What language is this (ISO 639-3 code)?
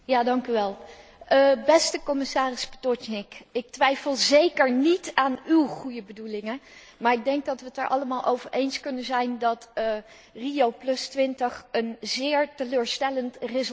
nld